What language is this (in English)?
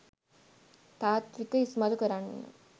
Sinhala